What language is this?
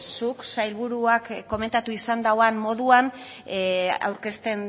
Basque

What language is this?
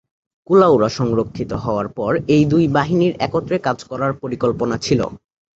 Bangla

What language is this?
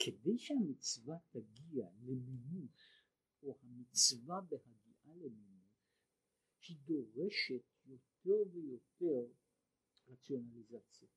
Hebrew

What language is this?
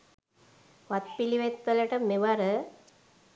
Sinhala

